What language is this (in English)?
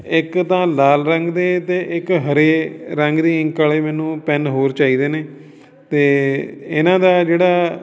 Punjabi